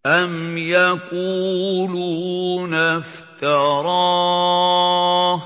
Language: Arabic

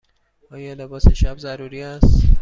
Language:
Persian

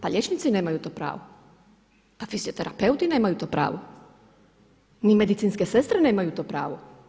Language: Croatian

